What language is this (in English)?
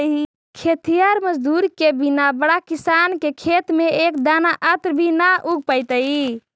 Magahi